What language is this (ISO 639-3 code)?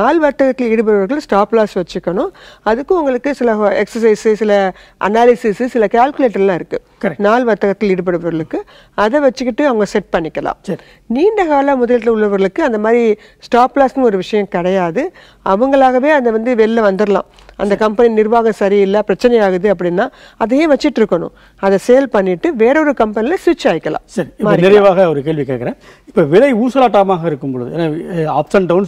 hin